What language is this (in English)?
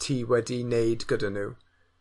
Welsh